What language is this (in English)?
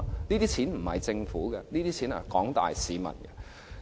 Cantonese